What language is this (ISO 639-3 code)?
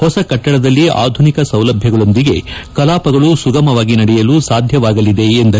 kan